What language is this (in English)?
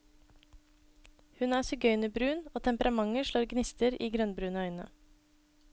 Norwegian